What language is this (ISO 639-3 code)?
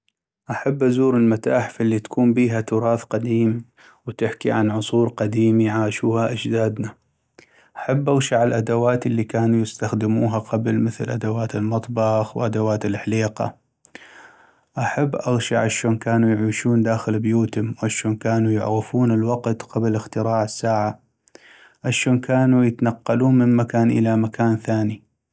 ayp